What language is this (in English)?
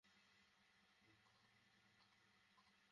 Bangla